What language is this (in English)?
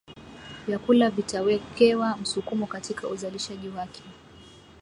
Swahili